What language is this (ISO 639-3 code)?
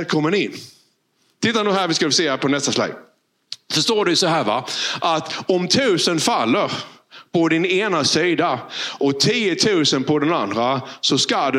swe